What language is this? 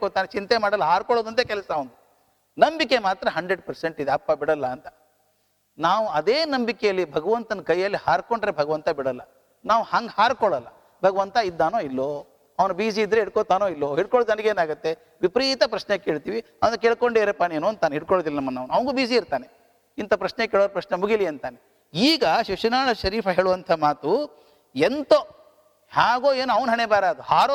Kannada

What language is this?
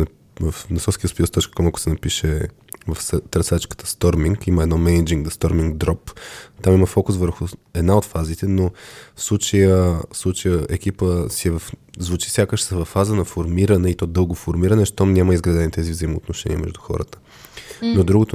Bulgarian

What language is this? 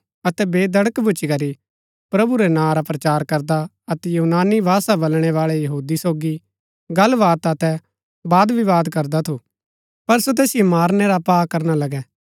Gaddi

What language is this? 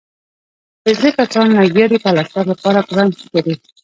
Pashto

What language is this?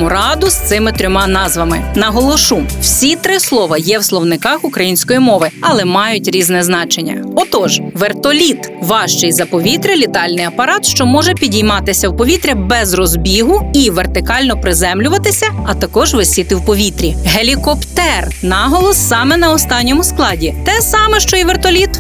Ukrainian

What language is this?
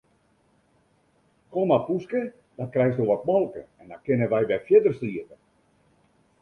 Western Frisian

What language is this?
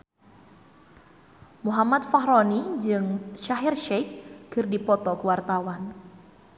Sundanese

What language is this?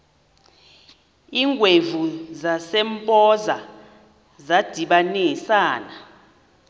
Xhosa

